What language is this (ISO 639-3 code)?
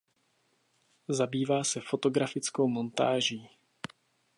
ces